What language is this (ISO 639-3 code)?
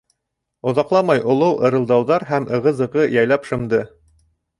bak